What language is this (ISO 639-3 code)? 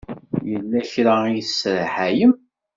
kab